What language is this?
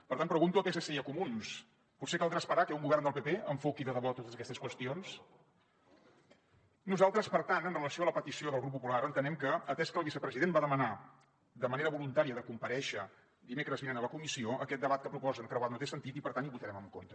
Catalan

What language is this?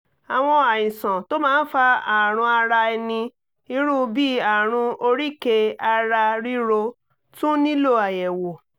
Yoruba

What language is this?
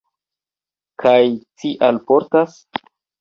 Esperanto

